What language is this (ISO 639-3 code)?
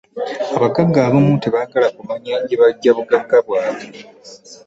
lug